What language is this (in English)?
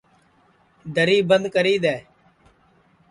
Sansi